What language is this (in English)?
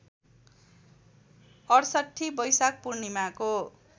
Nepali